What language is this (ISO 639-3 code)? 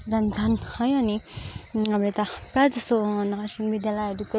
nep